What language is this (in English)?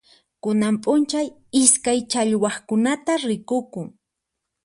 Puno Quechua